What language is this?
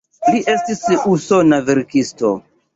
Esperanto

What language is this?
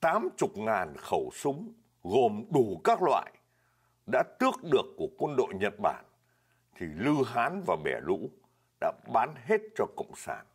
Vietnamese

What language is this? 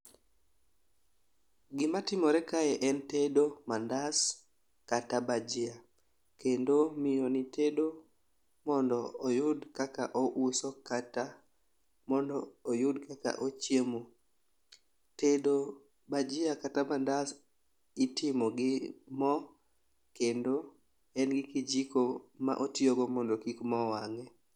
Luo (Kenya and Tanzania)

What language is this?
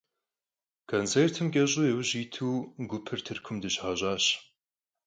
Kabardian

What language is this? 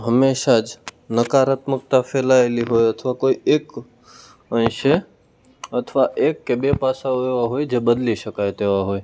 Gujarati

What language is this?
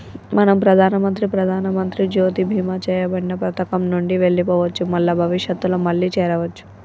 Telugu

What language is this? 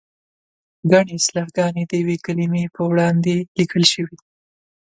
Pashto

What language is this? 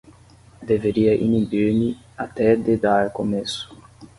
Portuguese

